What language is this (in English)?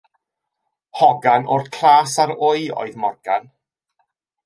Welsh